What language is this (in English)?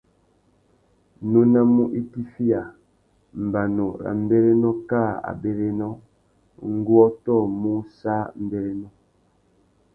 Tuki